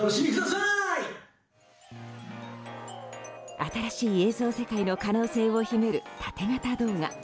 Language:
Japanese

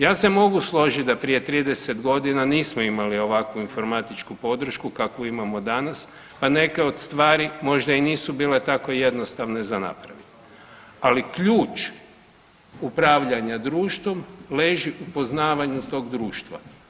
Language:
Croatian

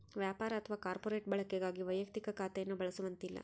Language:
Kannada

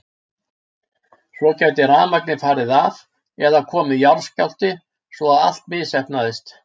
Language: Icelandic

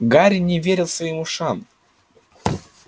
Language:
Russian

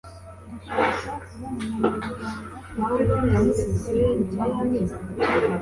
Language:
Kinyarwanda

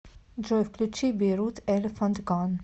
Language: Russian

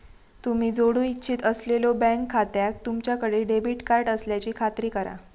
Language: Marathi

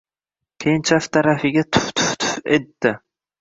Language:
Uzbek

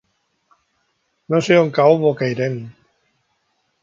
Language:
Catalan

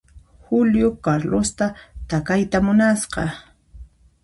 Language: Puno Quechua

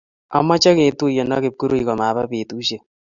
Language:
Kalenjin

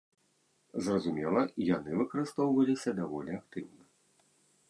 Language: Belarusian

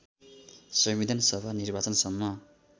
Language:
Nepali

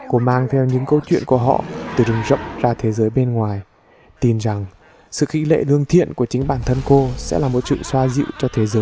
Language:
Vietnamese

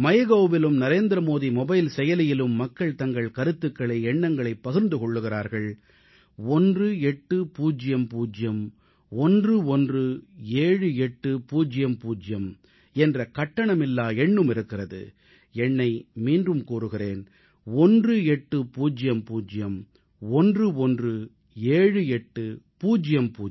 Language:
Tamil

